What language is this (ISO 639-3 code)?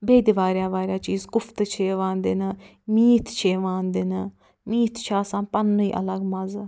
kas